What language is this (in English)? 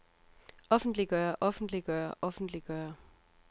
Danish